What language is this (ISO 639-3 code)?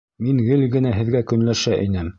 bak